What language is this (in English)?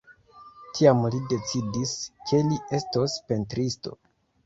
Esperanto